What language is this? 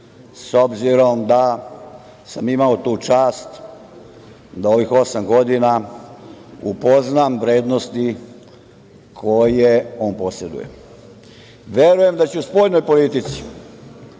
Serbian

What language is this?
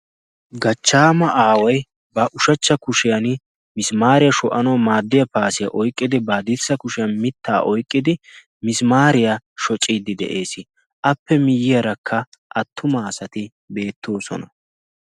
Wolaytta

